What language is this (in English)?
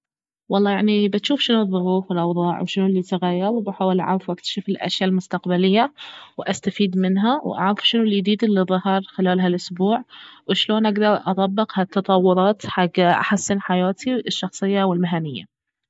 Baharna Arabic